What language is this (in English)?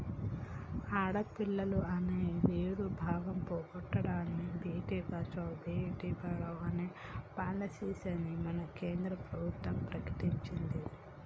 Telugu